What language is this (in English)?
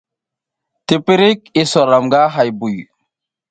South Giziga